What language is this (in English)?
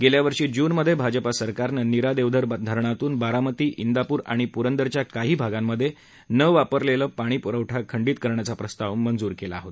Marathi